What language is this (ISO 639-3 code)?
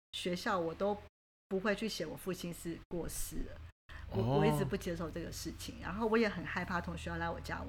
zho